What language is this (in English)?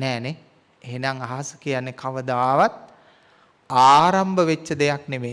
Indonesian